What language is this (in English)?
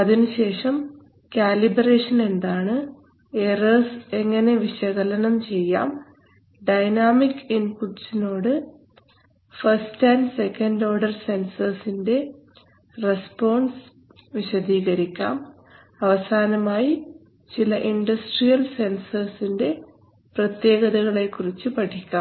Malayalam